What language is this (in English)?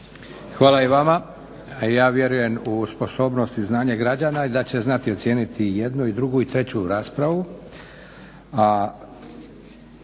Croatian